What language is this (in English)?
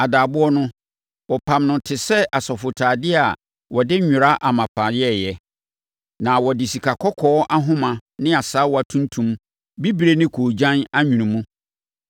Akan